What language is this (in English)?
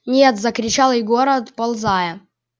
Russian